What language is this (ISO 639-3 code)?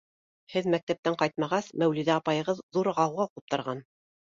bak